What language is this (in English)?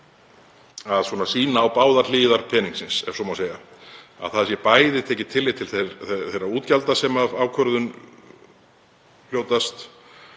Icelandic